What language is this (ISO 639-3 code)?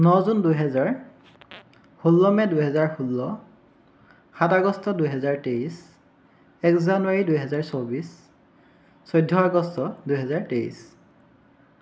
asm